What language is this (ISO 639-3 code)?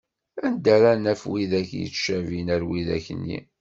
kab